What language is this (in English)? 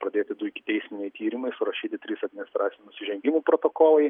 Lithuanian